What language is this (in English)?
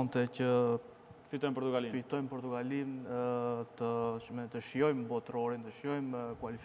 Romanian